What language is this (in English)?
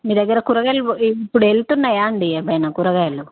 Telugu